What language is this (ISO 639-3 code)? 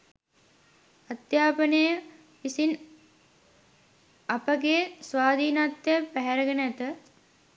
sin